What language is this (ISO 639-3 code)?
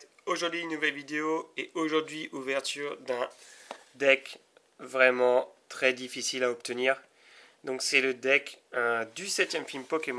fra